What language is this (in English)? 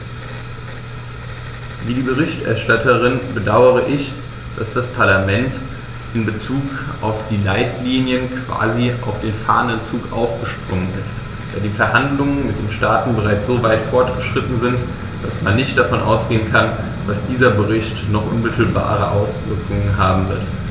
German